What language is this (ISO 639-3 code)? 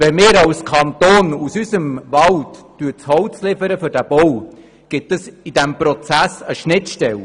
gsw